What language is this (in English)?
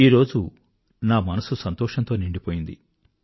Telugu